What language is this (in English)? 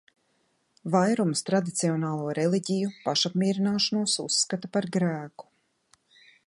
Latvian